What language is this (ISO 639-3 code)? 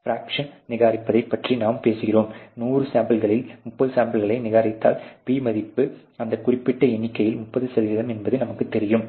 tam